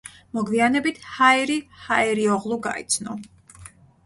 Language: Georgian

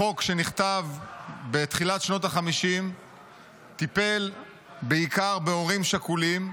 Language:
Hebrew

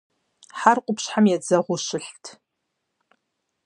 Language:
Kabardian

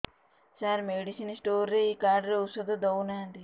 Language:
Odia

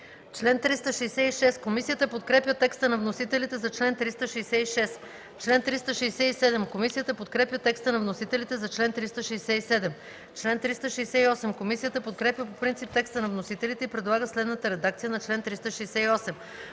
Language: Bulgarian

